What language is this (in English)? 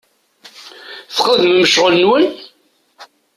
Kabyle